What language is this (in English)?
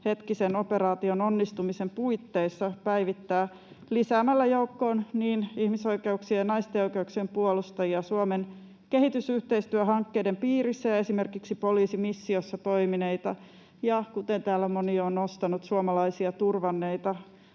Finnish